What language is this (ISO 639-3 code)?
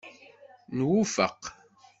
kab